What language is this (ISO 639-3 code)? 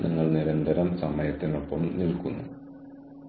mal